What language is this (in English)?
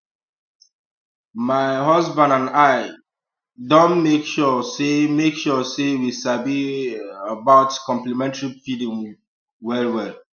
Nigerian Pidgin